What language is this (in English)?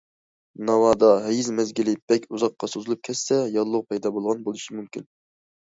Uyghur